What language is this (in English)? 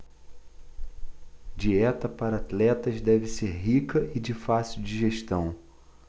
Portuguese